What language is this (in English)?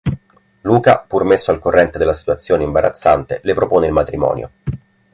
Italian